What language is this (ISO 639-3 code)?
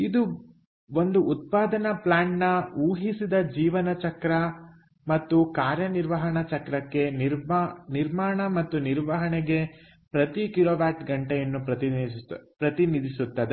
kan